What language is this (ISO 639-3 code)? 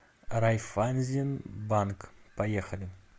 rus